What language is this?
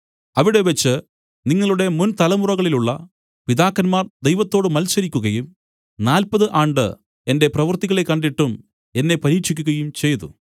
Malayalam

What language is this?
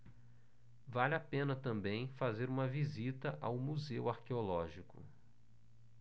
Portuguese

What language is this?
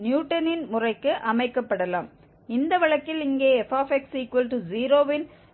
Tamil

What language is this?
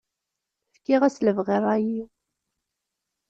Kabyle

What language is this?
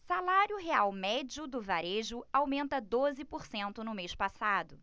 Portuguese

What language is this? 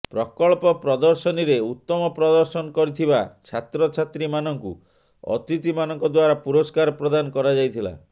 Odia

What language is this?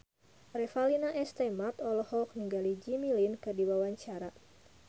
Sundanese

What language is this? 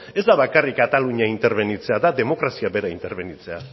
Basque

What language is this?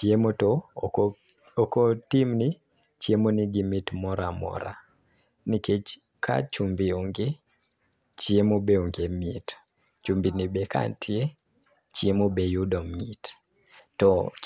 Luo (Kenya and Tanzania)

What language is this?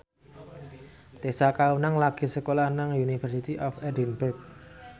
Javanese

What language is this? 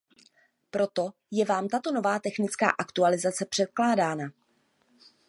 Czech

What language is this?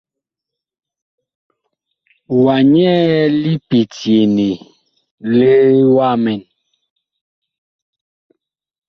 Bakoko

